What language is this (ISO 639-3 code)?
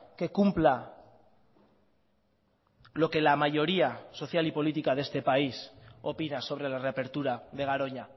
spa